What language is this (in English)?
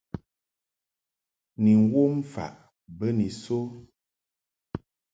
Mungaka